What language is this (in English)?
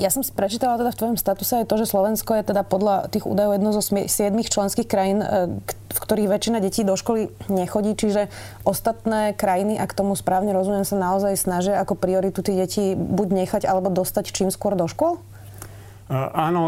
Slovak